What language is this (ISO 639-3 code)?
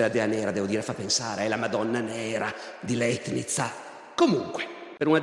ita